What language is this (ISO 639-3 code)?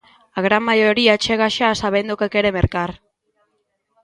glg